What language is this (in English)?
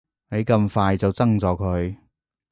Cantonese